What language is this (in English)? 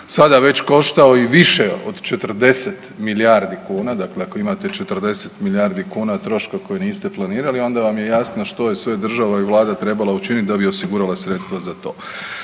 Croatian